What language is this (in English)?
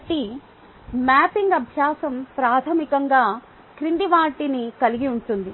Telugu